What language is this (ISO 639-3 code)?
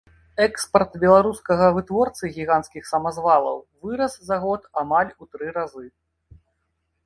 bel